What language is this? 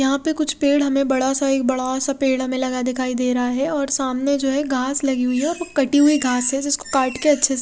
Hindi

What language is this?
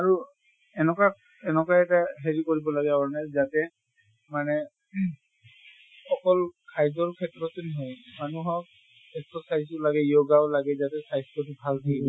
Assamese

